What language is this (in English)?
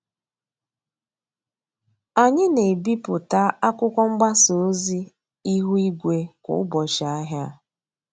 Igbo